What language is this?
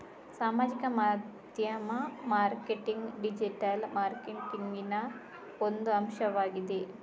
Kannada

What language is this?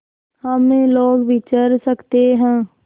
Hindi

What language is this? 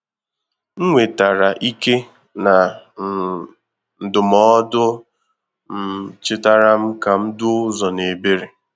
Igbo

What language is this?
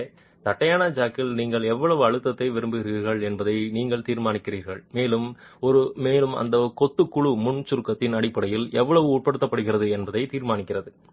Tamil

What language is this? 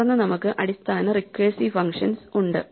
Malayalam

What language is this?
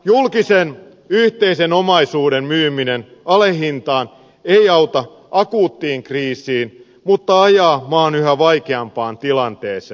Finnish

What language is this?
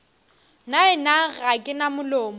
Northern Sotho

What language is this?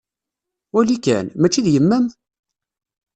Kabyle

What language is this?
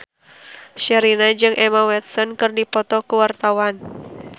Sundanese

